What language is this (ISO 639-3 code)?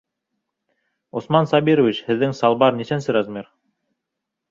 bak